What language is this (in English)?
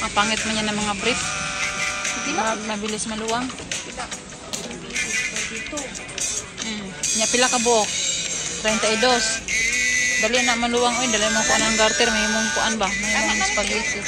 Filipino